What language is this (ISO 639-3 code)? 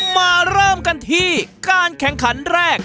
tha